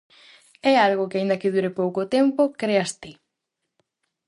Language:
Galician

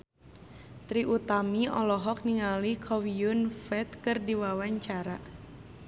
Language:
Sundanese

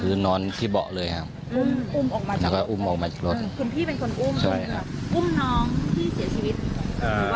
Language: Thai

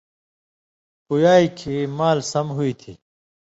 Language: Indus Kohistani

